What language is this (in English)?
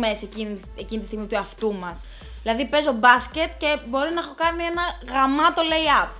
Greek